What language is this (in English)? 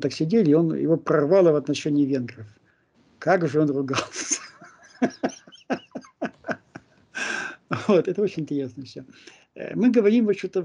Russian